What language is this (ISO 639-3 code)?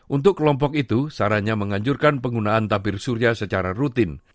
ind